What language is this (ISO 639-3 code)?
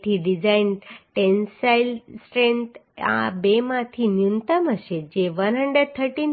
guj